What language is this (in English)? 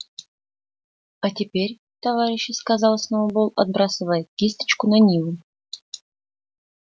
Russian